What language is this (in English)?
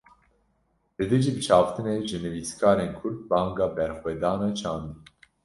Kurdish